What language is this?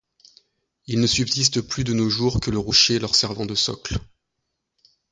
French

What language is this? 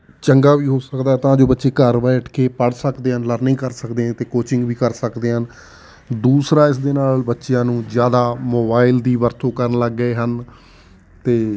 Punjabi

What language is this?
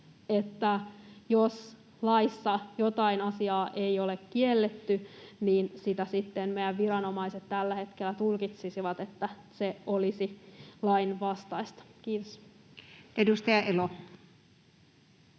Finnish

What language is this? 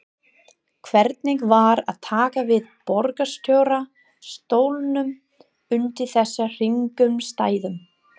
Icelandic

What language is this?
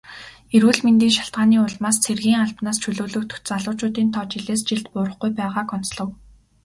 Mongolian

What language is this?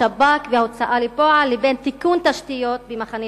Hebrew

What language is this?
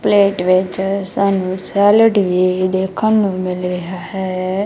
Punjabi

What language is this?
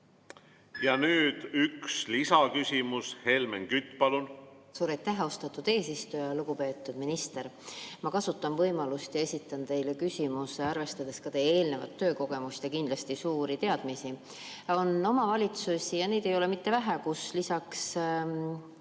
Estonian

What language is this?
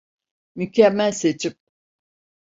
Turkish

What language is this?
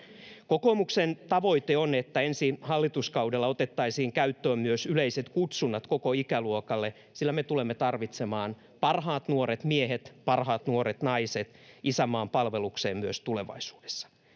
Finnish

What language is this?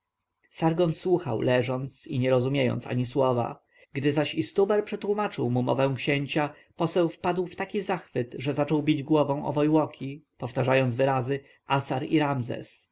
Polish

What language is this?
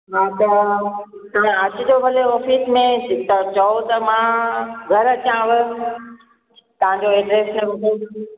Sindhi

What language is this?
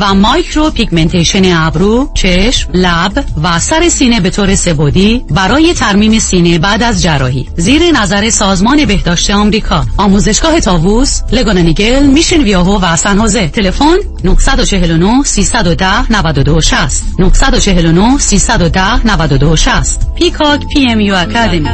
Persian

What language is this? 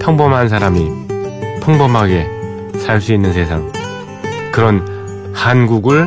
Korean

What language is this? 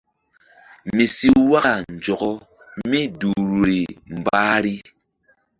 Mbum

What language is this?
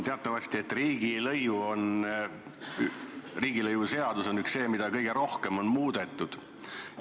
Estonian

